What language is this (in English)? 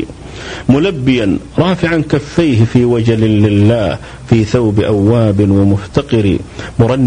Arabic